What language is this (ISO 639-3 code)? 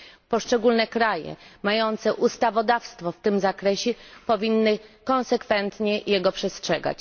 pol